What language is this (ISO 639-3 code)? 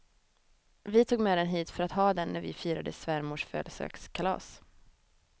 swe